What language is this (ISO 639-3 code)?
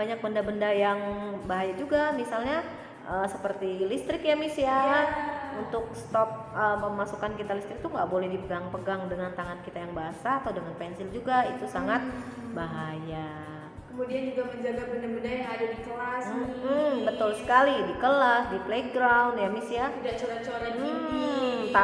ind